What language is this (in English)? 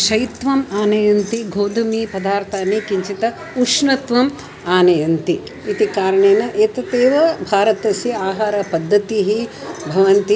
Sanskrit